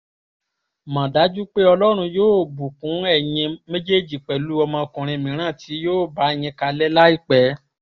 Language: Yoruba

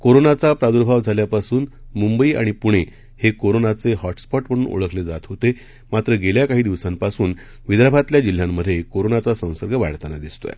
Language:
Marathi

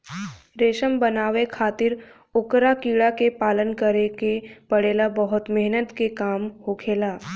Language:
Bhojpuri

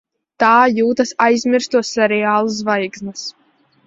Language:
Latvian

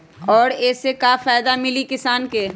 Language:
Magahi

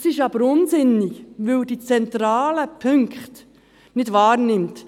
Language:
Swiss German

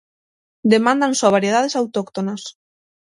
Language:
Galician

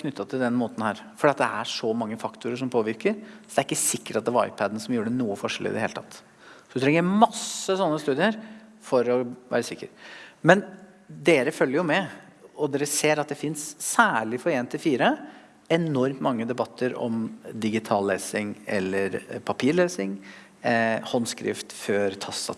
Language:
Norwegian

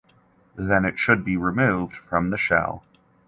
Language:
English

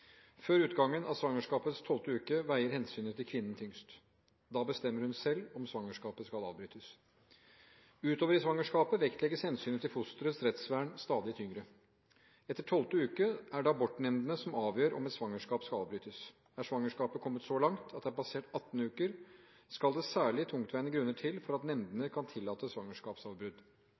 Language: Norwegian Bokmål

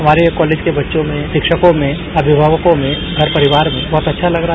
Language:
Hindi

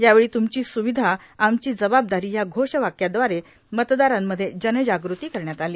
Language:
Marathi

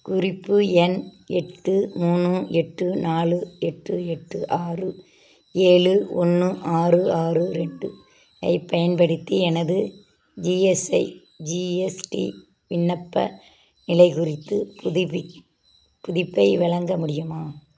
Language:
Tamil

